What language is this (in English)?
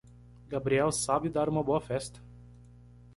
Portuguese